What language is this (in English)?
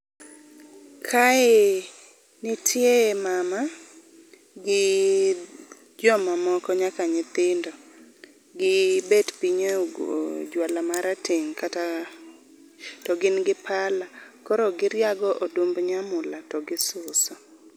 Luo (Kenya and Tanzania)